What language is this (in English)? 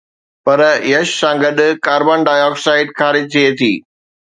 Sindhi